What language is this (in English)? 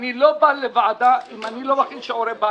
Hebrew